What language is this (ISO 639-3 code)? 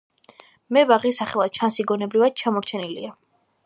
kat